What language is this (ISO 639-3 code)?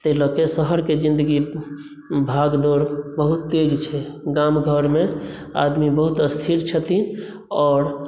mai